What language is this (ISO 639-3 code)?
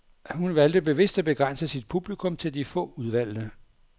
dan